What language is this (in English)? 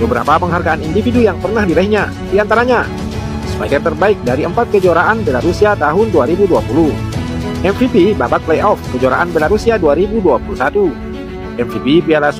Indonesian